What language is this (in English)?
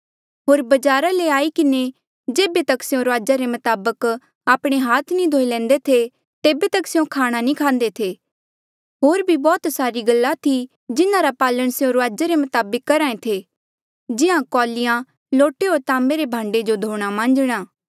Mandeali